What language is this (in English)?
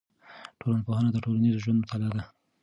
Pashto